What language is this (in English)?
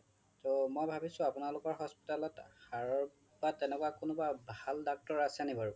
Assamese